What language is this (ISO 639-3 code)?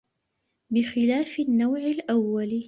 ara